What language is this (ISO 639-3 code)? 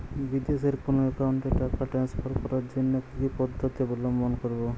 ben